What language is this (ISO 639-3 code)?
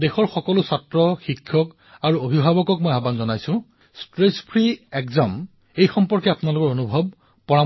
asm